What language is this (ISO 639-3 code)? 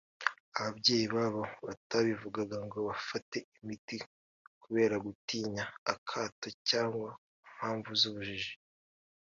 kin